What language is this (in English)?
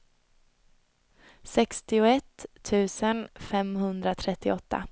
Swedish